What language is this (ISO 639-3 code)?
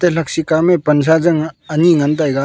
nnp